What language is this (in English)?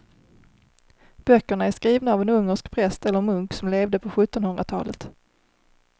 Swedish